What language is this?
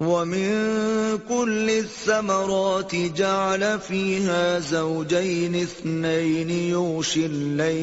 Urdu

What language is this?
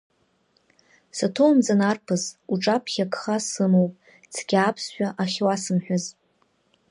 Abkhazian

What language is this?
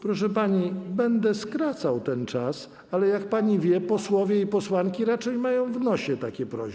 Polish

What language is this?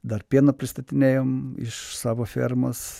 Lithuanian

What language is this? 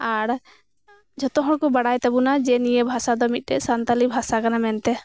Santali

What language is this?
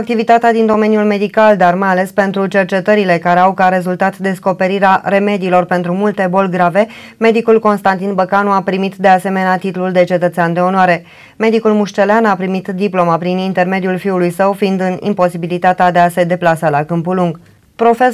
Romanian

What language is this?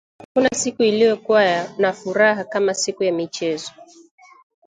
Swahili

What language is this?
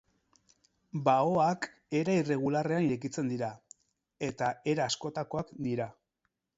Basque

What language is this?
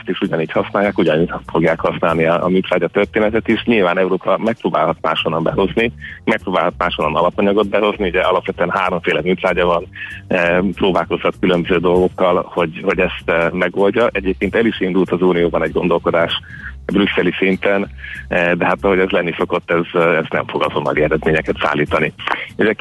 Hungarian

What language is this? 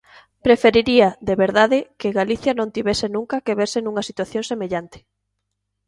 Galician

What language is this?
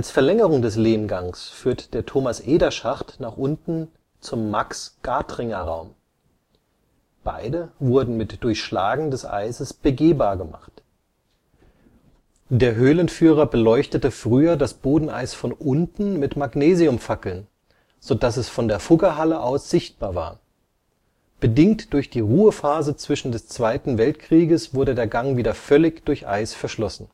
German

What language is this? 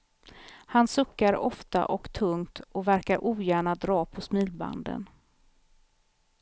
Swedish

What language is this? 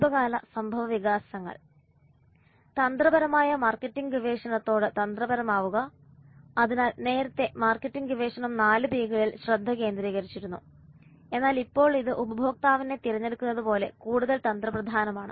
Malayalam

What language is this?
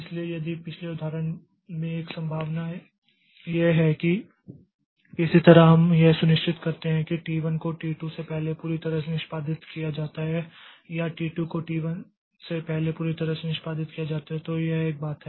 Hindi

